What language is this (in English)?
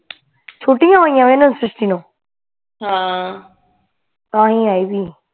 Punjabi